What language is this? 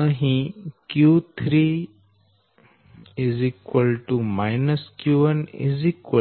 Gujarati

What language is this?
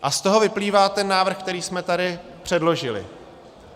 Czech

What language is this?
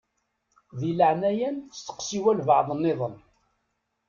Kabyle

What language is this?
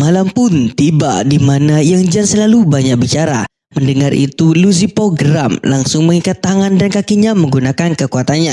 Indonesian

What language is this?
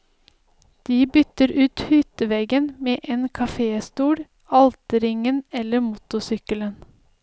Norwegian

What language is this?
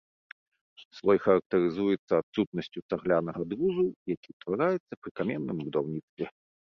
Belarusian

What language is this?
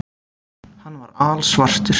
Icelandic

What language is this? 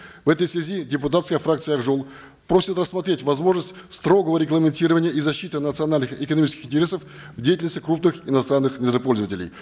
Kazakh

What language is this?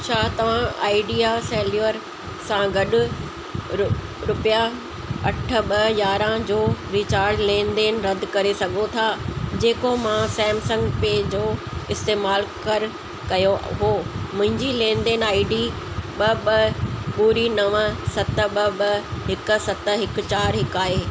Sindhi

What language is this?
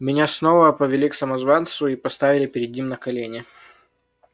Russian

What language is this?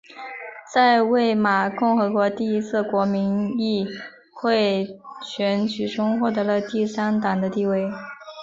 Chinese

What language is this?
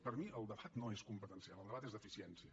Catalan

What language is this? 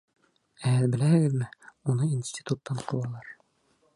Bashkir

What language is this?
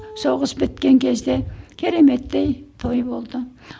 Kazakh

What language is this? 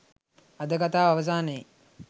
Sinhala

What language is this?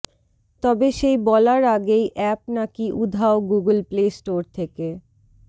Bangla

